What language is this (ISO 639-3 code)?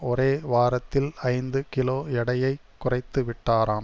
tam